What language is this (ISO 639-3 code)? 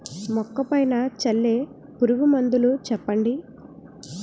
tel